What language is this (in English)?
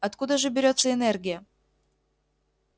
Russian